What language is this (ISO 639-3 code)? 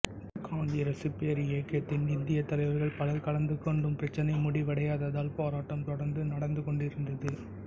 tam